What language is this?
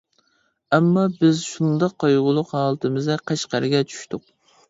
Uyghur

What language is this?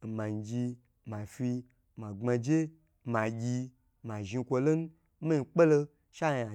Gbagyi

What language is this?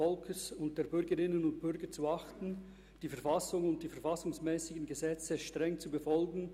Swiss German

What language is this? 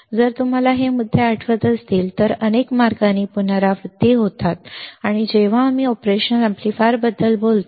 Marathi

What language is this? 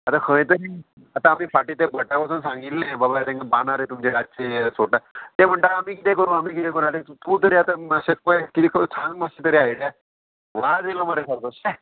Konkani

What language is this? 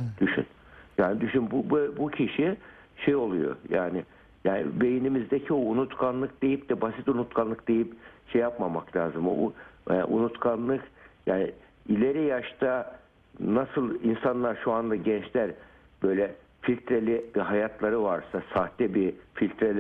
Turkish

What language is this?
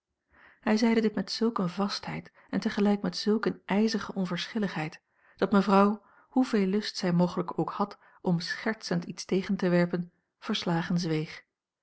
Dutch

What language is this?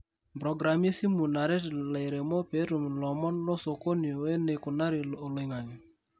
Masai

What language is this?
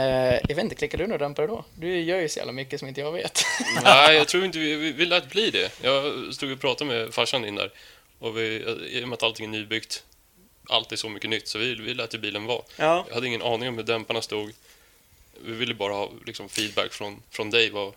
Swedish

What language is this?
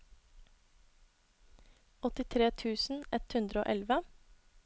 Norwegian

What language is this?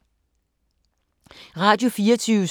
Danish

